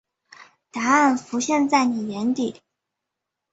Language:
Chinese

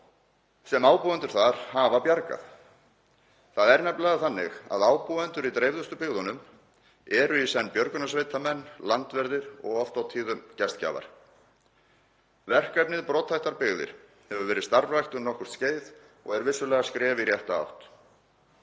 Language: Icelandic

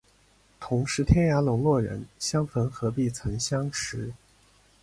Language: Chinese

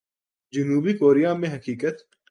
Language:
Urdu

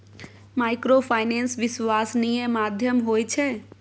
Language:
Maithili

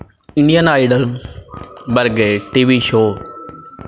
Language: Punjabi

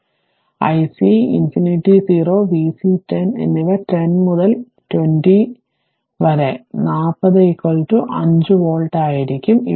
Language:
Malayalam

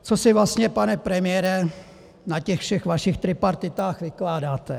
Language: Czech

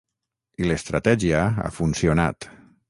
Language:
Catalan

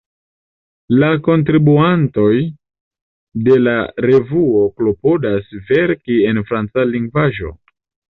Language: Esperanto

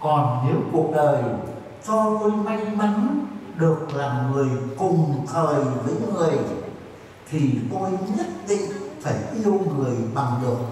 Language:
Vietnamese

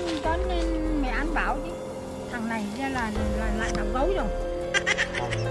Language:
Vietnamese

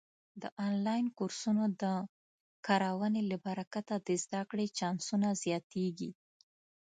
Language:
Pashto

